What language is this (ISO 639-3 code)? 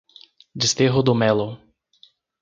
por